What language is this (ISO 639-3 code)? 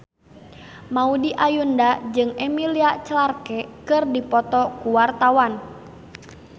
sun